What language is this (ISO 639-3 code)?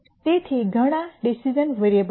guj